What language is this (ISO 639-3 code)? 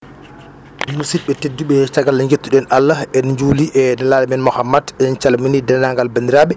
ful